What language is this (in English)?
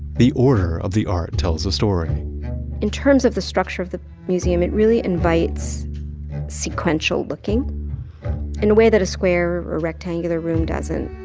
English